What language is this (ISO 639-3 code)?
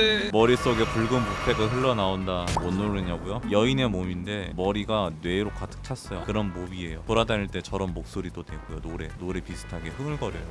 kor